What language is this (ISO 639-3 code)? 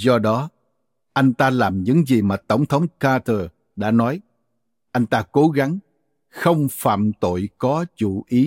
vie